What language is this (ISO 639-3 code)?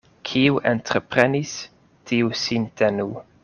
epo